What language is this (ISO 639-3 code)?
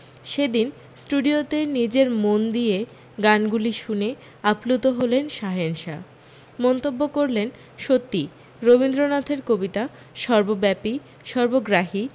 ben